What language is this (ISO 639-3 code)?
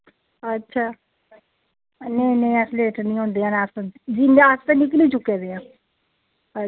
doi